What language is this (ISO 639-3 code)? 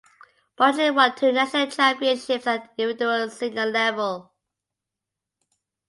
eng